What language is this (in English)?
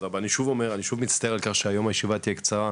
Hebrew